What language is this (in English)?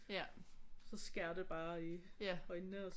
Danish